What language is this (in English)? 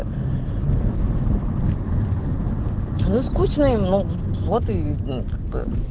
Russian